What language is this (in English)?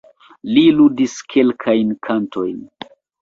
Esperanto